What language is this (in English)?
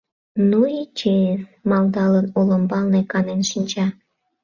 Mari